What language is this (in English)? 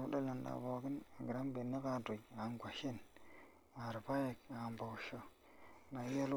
Masai